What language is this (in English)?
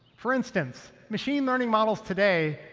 English